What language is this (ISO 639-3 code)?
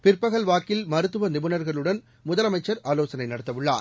tam